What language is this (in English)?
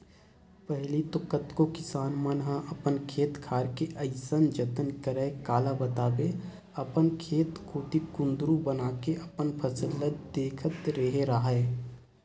Chhattisgarhi